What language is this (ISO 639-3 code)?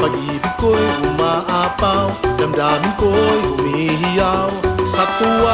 fil